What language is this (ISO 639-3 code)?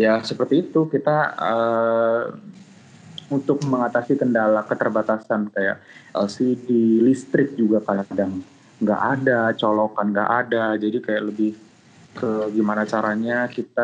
ind